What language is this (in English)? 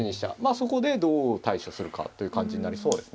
Japanese